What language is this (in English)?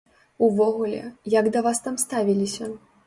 Belarusian